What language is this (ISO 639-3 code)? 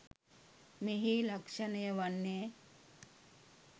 sin